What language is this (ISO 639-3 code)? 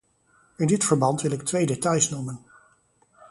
nld